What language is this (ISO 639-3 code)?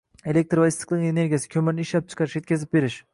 uzb